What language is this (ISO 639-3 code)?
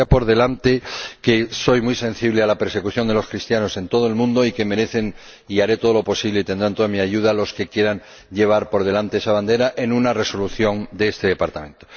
spa